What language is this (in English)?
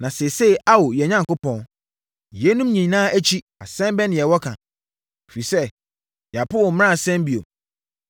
Akan